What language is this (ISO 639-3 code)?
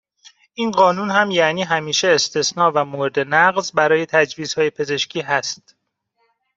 fas